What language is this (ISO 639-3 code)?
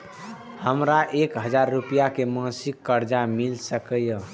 mai